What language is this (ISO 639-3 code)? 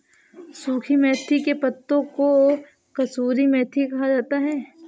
hin